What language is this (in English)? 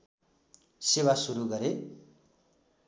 Nepali